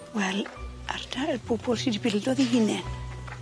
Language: Welsh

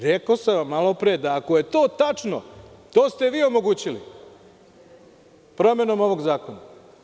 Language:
Serbian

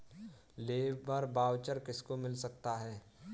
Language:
Hindi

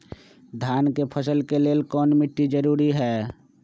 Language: Magahi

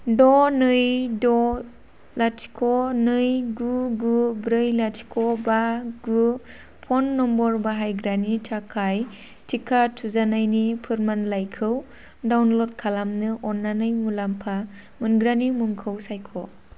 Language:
Bodo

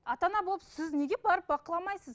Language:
Kazakh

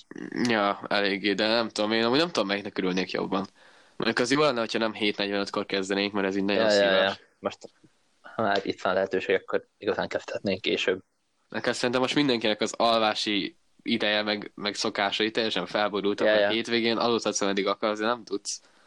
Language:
Hungarian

